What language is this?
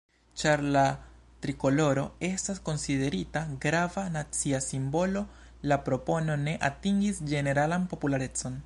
Esperanto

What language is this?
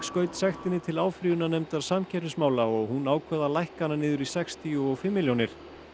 Icelandic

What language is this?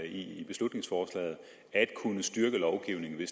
Danish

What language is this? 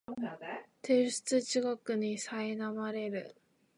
Japanese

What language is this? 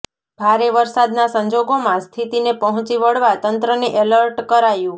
Gujarati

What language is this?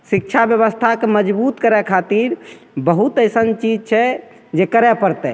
Maithili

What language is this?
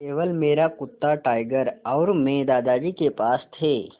Hindi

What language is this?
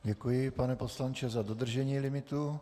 Czech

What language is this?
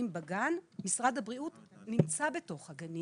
Hebrew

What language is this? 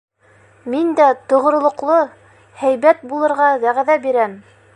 Bashkir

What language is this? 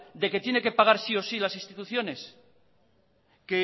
Spanish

